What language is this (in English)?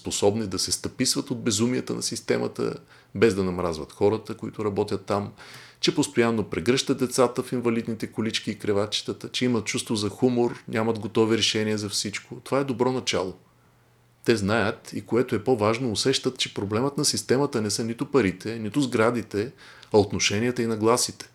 Bulgarian